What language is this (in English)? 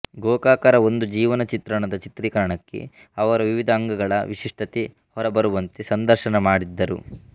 Kannada